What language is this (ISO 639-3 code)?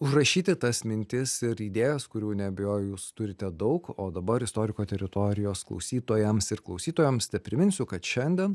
lit